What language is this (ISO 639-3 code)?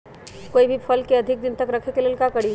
mag